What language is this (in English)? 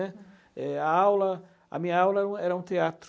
Portuguese